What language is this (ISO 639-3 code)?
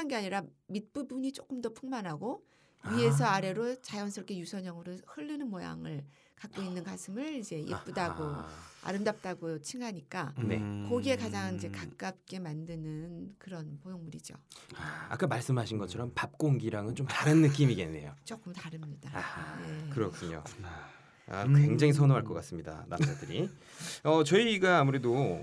kor